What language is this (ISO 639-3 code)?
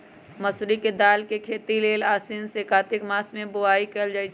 mag